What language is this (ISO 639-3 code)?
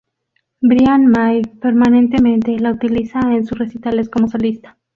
spa